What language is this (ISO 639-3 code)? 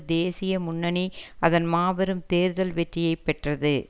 tam